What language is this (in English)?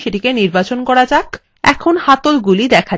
Bangla